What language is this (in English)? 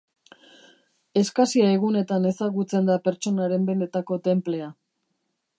Basque